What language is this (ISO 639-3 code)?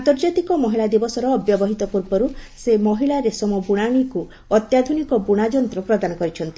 ori